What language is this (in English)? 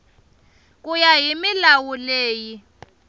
Tsonga